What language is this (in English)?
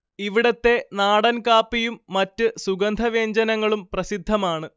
Malayalam